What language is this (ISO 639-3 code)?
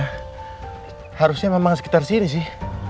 ind